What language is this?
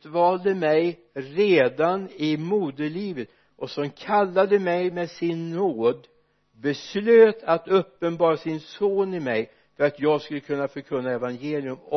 Swedish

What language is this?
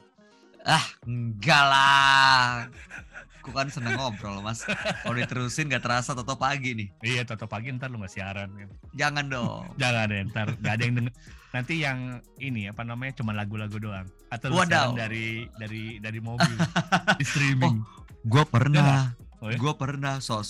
Indonesian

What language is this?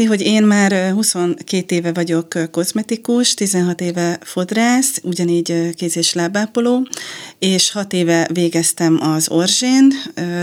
Hungarian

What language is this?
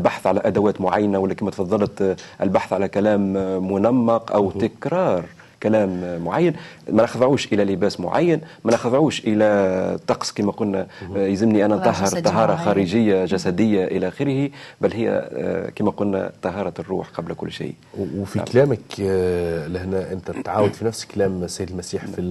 Arabic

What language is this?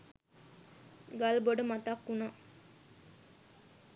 Sinhala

